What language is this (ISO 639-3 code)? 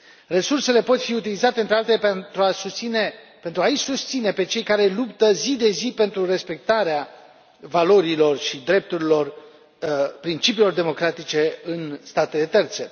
ron